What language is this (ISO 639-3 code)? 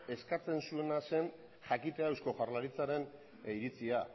eus